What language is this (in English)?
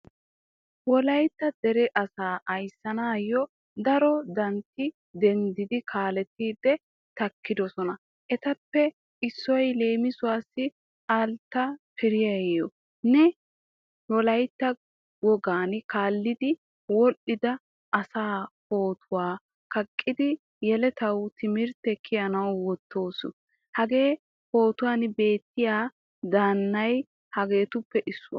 Wolaytta